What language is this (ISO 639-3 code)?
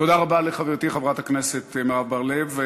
heb